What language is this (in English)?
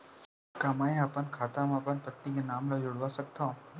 Chhattisgarhi